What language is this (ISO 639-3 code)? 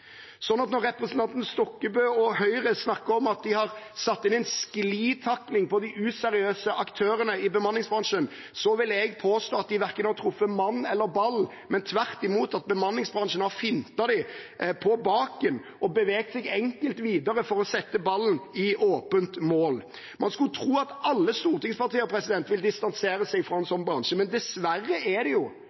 nob